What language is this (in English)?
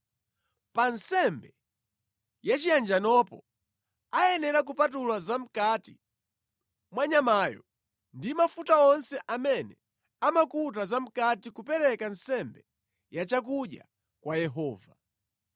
Nyanja